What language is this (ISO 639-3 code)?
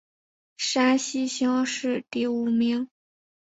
zho